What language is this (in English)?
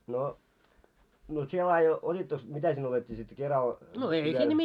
Finnish